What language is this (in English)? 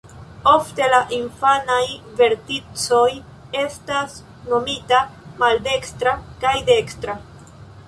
Esperanto